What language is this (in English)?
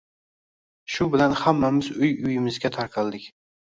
Uzbek